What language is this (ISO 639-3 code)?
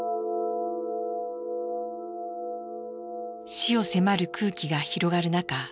jpn